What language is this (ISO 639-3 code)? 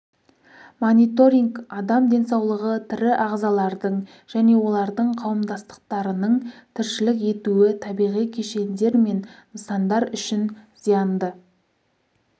kaz